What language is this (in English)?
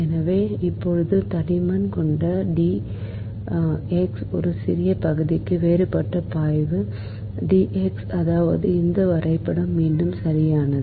Tamil